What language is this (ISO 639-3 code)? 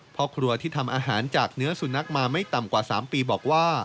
tha